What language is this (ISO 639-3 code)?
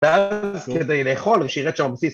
heb